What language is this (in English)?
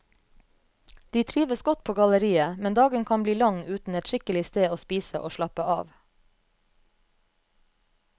Norwegian